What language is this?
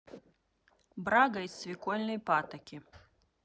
Russian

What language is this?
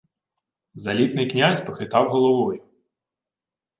Ukrainian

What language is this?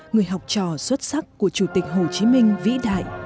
Vietnamese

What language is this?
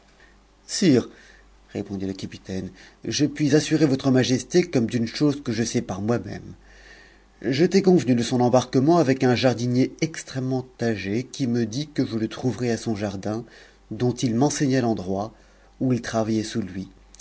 French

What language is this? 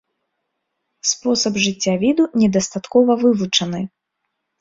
Belarusian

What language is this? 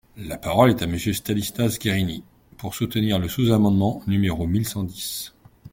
French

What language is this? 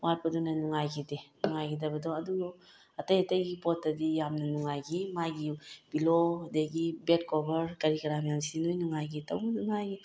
Manipuri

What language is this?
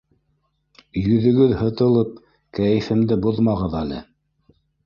Bashkir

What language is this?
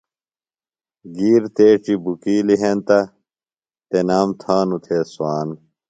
Phalura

